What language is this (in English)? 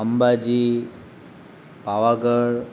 Gujarati